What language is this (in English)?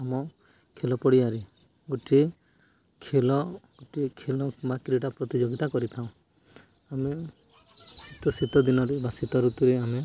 Odia